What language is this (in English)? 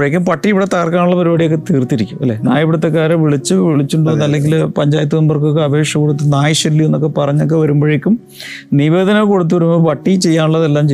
Malayalam